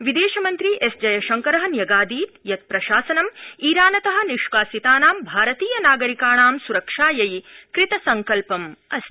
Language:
Sanskrit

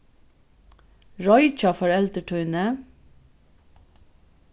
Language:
Faroese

